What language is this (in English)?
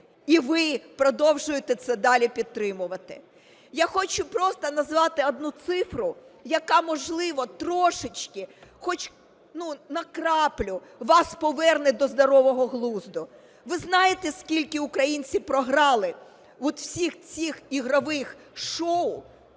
Ukrainian